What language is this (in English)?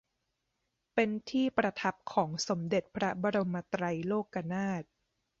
Thai